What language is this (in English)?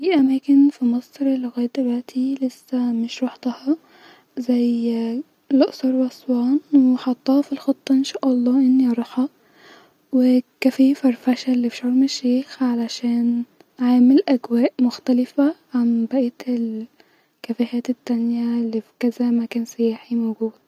Egyptian Arabic